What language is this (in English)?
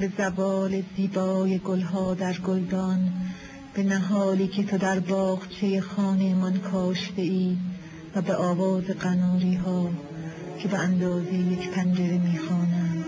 Persian